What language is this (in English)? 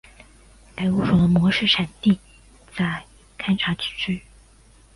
Chinese